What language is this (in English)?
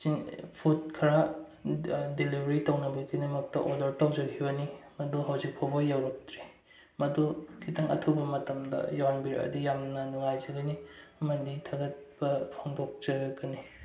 Manipuri